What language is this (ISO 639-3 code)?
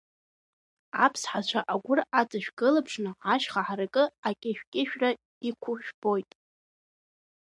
abk